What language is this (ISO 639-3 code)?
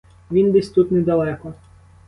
ukr